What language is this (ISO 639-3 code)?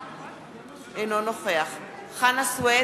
heb